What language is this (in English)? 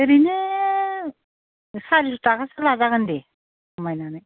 Bodo